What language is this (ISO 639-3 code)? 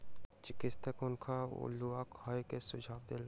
mai